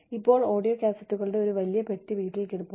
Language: Malayalam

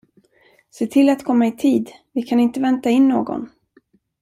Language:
Swedish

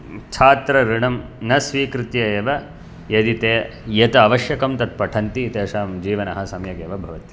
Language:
Sanskrit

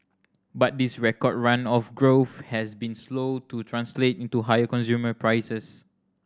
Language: English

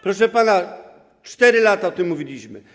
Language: Polish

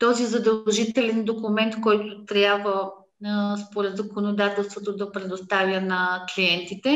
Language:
Bulgarian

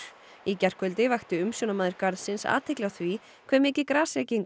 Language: Icelandic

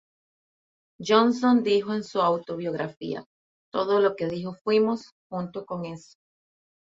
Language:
Spanish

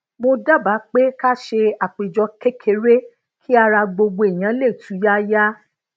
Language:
Yoruba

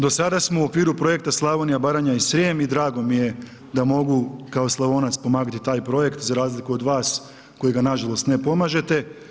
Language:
Croatian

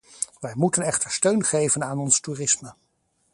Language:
Dutch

